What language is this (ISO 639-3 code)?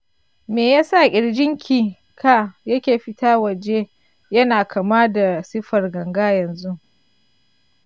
hau